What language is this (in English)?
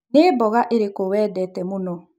Kikuyu